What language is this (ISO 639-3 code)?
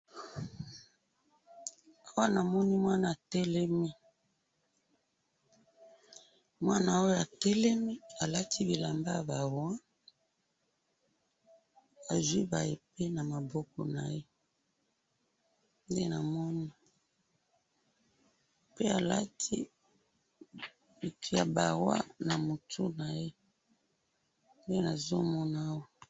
lin